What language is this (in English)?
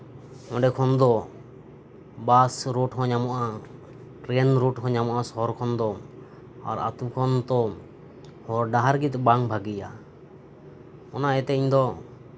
Santali